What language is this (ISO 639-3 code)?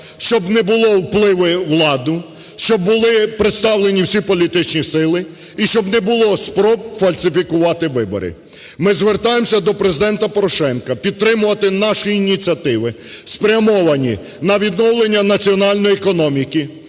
ukr